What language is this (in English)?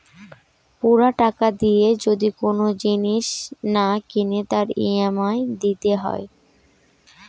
Bangla